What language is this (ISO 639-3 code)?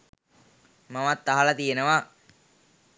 sin